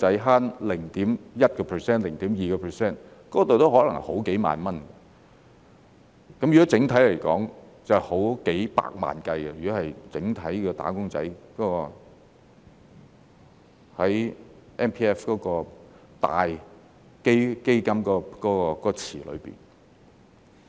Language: Cantonese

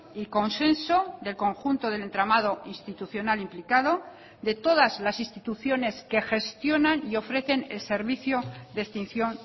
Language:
Spanish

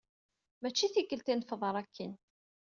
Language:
Kabyle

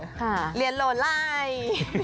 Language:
Thai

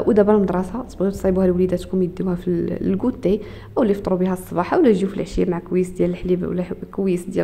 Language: Arabic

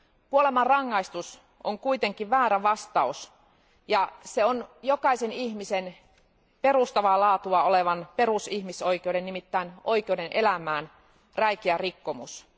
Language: Finnish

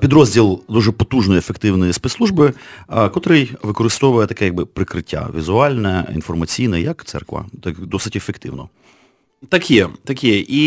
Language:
Ukrainian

